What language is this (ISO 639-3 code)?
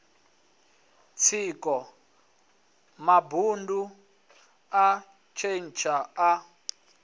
ven